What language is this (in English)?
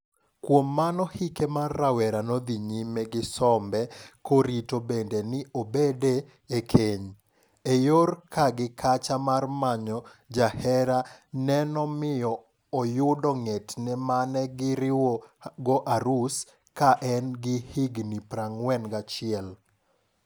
Luo (Kenya and Tanzania)